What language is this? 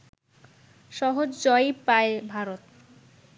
Bangla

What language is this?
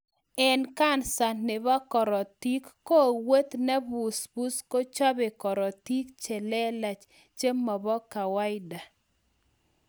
Kalenjin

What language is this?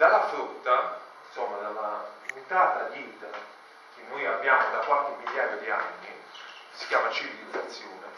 Italian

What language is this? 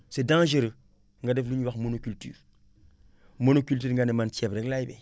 Wolof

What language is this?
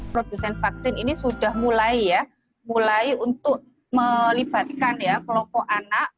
Indonesian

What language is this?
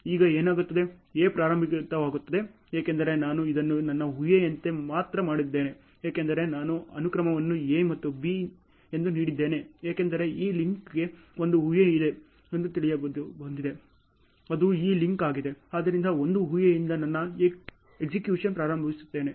Kannada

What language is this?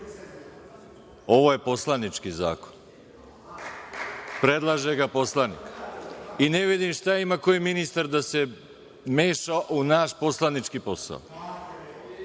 Serbian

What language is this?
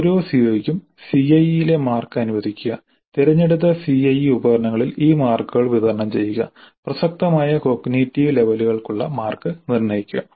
Malayalam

